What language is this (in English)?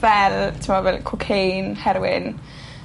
Welsh